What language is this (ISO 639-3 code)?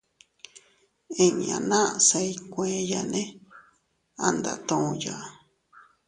cut